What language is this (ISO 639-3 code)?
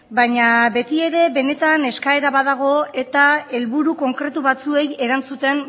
eus